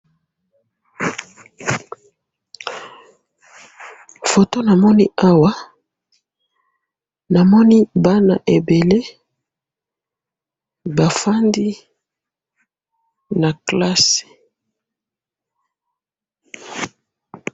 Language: Lingala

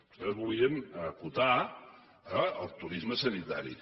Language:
Catalan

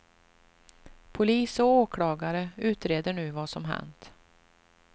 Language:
Swedish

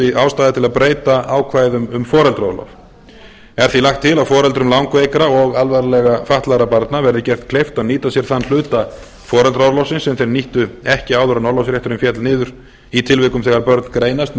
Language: Icelandic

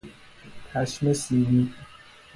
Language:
Persian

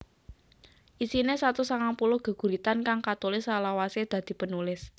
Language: Javanese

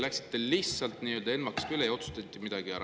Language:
Estonian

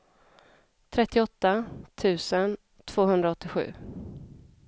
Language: Swedish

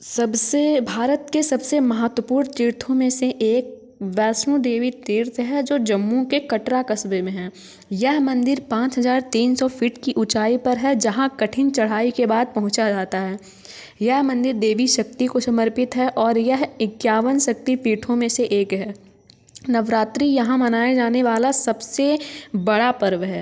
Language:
Hindi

